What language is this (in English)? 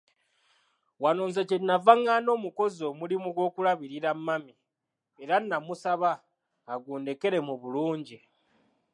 Ganda